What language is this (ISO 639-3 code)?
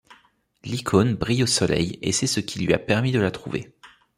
fra